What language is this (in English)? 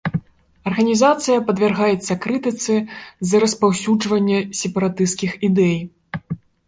Belarusian